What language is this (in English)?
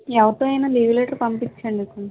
Telugu